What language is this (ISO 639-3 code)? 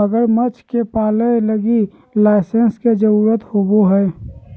mag